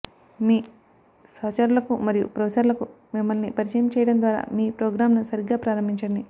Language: Telugu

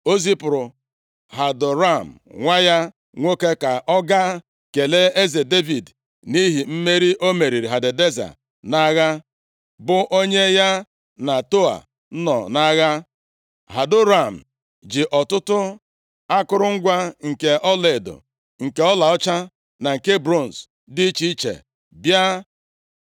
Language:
Igbo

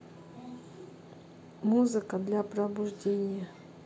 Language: Russian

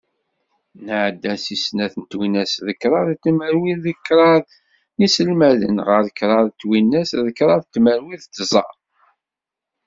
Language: Kabyle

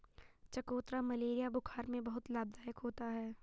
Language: Hindi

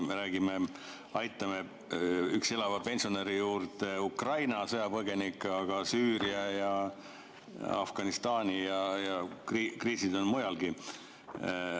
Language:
Estonian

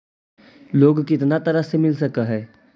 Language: Magahi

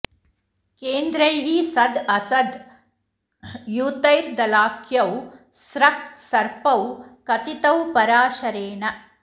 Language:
Sanskrit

